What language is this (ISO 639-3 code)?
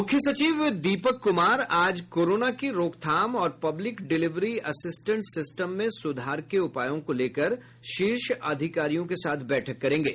hin